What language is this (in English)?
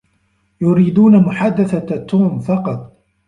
Arabic